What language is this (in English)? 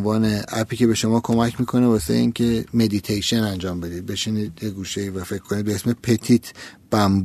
Persian